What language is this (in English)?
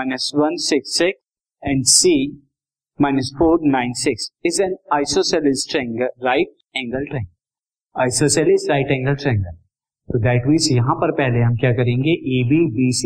Hindi